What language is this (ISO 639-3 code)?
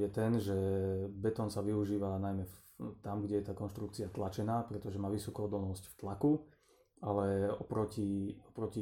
slk